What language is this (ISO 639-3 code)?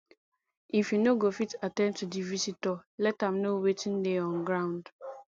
pcm